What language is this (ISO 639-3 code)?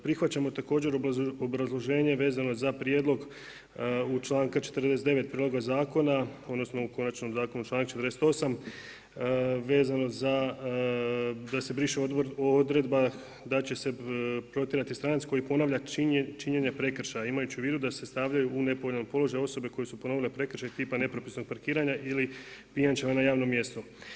hrv